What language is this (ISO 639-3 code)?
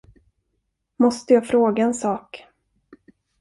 swe